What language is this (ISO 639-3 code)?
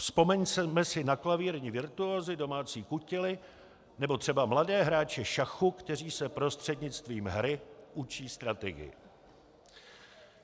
ces